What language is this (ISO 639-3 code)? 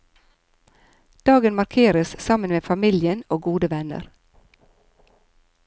nor